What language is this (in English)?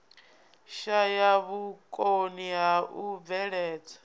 Venda